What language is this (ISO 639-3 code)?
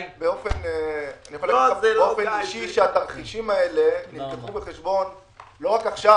heb